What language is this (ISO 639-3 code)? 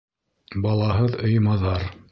bak